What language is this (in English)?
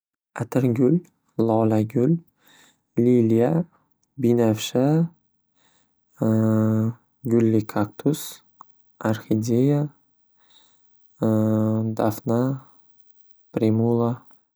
Uzbek